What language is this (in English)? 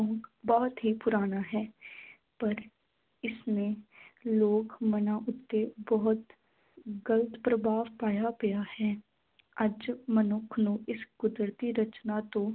Punjabi